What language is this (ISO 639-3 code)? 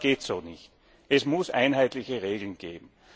deu